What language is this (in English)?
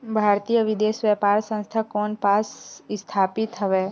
Chhattisgarhi